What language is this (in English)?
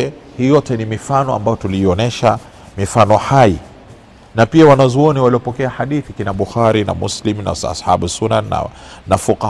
Swahili